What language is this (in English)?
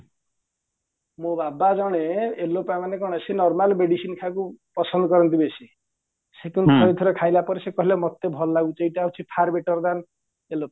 Odia